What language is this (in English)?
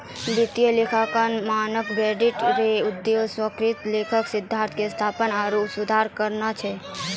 Maithili